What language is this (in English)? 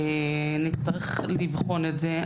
Hebrew